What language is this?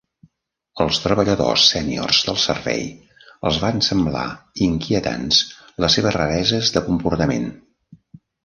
Catalan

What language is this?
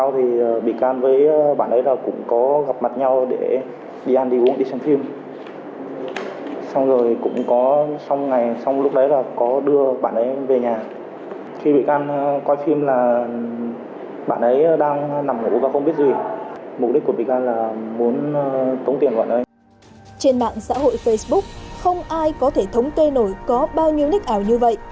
Vietnamese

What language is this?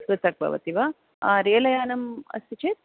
Sanskrit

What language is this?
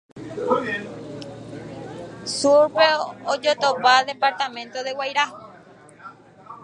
Spanish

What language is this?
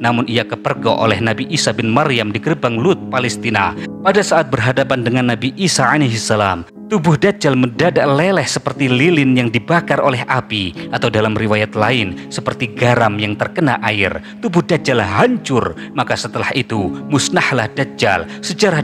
Indonesian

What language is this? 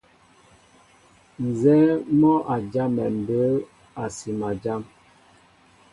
Mbo (Cameroon)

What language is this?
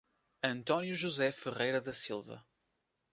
Portuguese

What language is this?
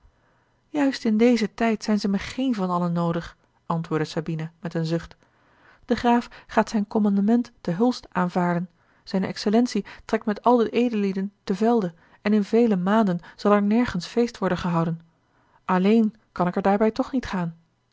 Dutch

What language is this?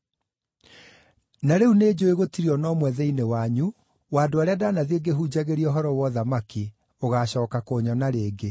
Kikuyu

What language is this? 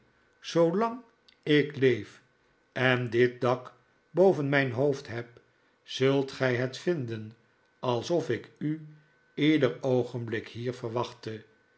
Dutch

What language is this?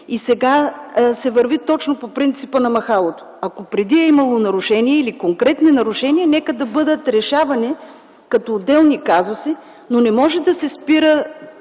Bulgarian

